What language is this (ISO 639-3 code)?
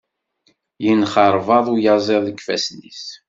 kab